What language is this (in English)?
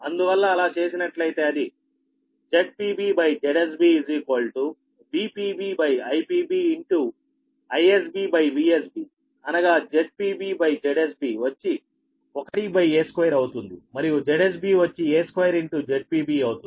Telugu